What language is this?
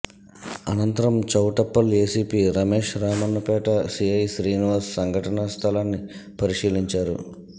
Telugu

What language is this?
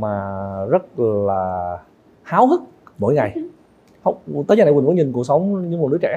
Vietnamese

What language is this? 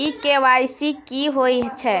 Maithili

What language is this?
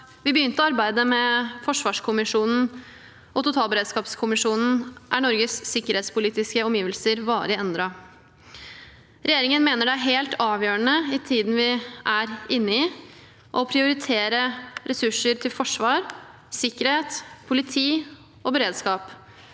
Norwegian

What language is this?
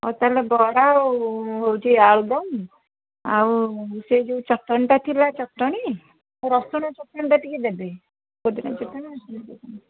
Odia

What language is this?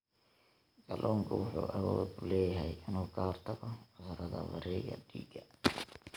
Somali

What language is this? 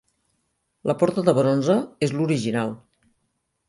Catalan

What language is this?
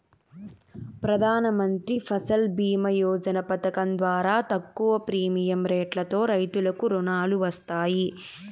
Telugu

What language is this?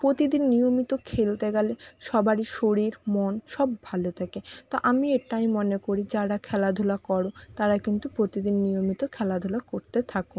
Bangla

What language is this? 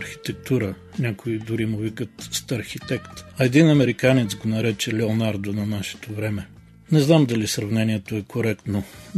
Bulgarian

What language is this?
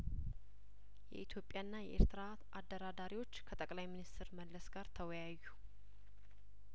Amharic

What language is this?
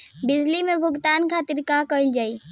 Bhojpuri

